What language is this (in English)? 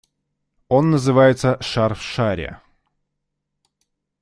Russian